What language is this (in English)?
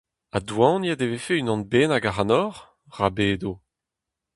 Breton